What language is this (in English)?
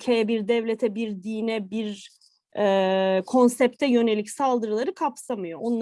Turkish